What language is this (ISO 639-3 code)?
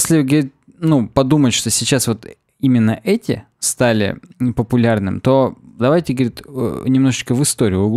rus